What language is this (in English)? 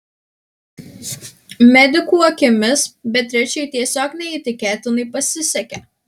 Lithuanian